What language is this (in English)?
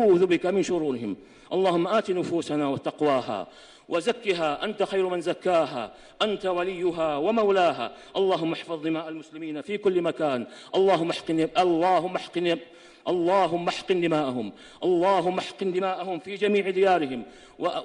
Arabic